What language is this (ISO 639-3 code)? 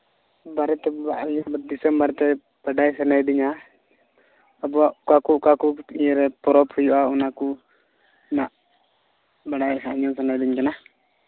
sat